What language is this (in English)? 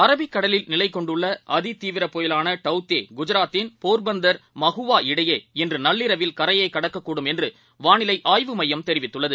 Tamil